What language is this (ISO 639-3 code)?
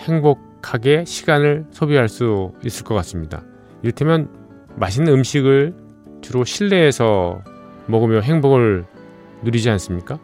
kor